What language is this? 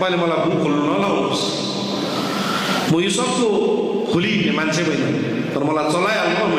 Indonesian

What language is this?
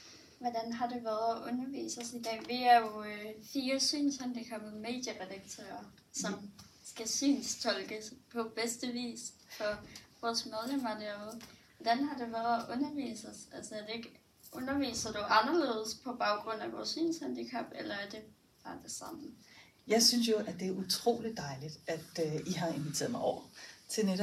Danish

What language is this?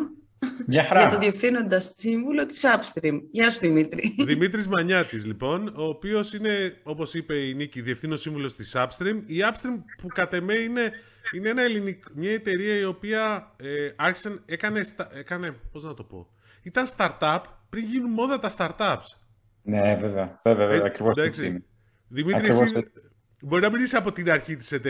Greek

